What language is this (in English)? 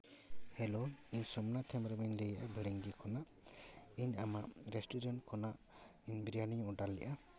Santali